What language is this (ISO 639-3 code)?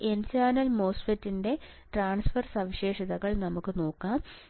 mal